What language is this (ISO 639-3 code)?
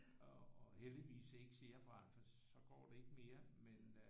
dan